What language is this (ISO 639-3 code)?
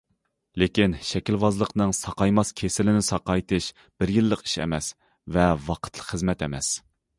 uig